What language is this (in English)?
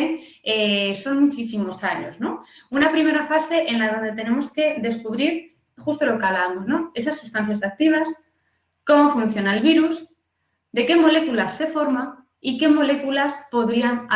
Spanish